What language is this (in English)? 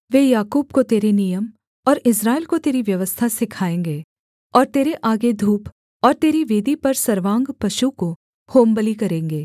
Hindi